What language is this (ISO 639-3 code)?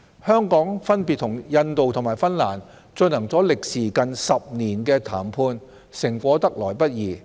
yue